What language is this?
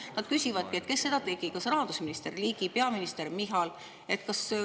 Estonian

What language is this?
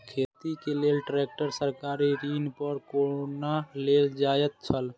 Maithili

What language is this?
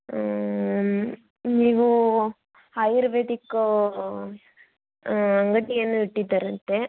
Kannada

